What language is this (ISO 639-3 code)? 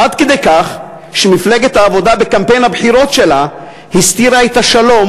heb